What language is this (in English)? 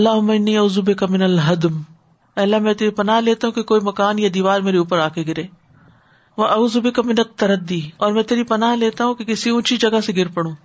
Urdu